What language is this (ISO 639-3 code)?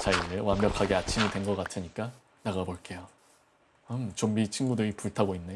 kor